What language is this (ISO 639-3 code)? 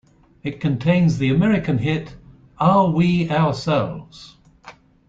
eng